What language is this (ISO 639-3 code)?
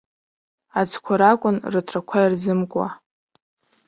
abk